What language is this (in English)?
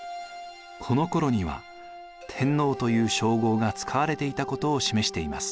Japanese